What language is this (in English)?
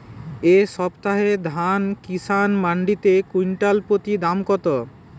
Bangla